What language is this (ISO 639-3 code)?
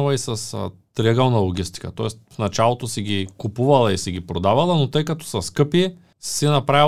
bul